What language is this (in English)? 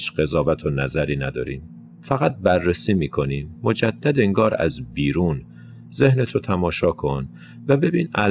Persian